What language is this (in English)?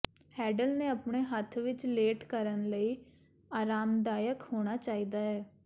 Punjabi